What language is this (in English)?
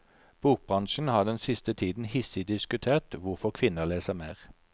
Norwegian